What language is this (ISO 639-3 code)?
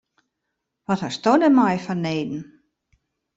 fry